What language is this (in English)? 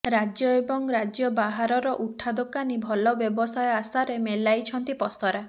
Odia